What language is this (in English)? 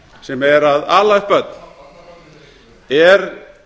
Icelandic